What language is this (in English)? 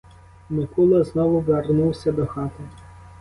Ukrainian